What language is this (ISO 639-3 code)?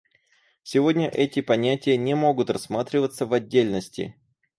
rus